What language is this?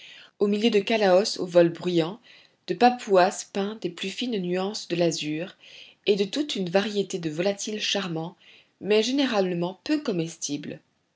French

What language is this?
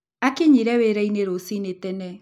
Kikuyu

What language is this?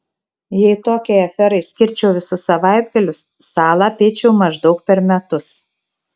Lithuanian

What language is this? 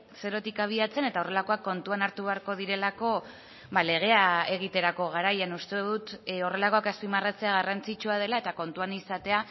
Basque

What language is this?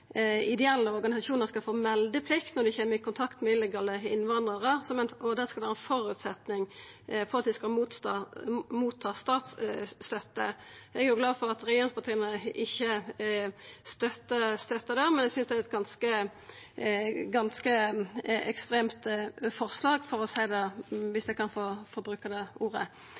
Norwegian Nynorsk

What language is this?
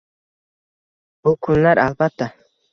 Uzbek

